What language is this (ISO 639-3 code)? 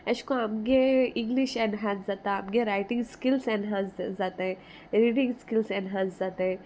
kok